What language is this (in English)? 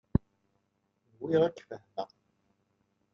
Kabyle